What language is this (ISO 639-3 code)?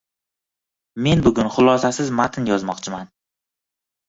uzb